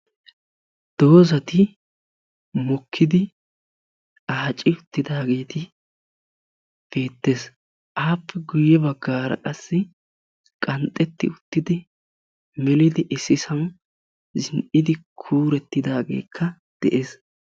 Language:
Wolaytta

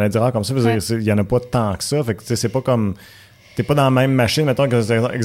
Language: French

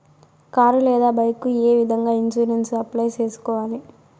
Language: Telugu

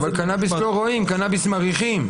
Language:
Hebrew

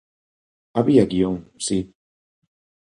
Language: Galician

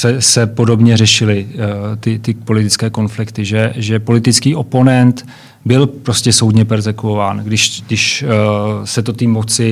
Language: Czech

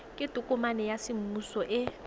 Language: Tswana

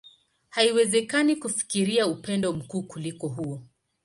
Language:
Swahili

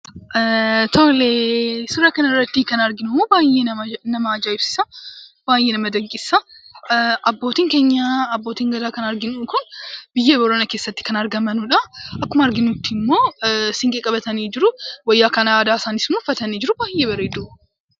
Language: Oromo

